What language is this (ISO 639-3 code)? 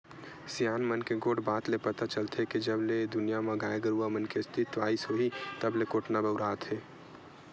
hne